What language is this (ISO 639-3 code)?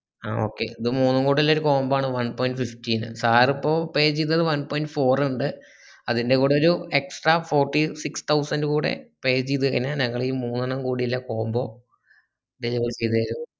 mal